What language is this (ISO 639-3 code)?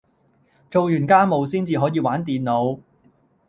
yue